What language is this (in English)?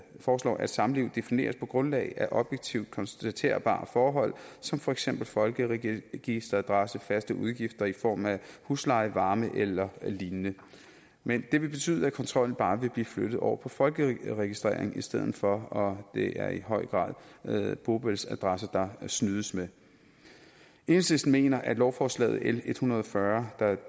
Danish